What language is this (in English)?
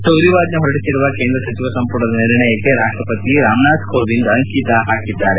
Kannada